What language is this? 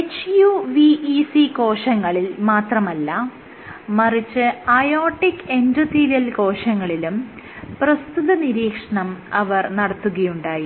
Malayalam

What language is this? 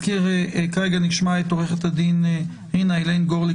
Hebrew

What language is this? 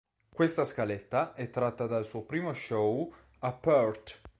Italian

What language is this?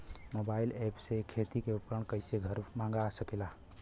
Bhojpuri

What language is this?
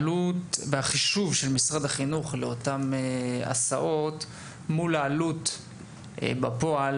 Hebrew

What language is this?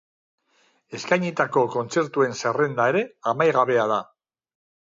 Basque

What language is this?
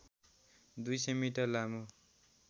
Nepali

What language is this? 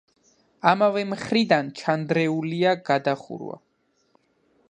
Georgian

